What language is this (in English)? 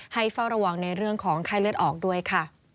Thai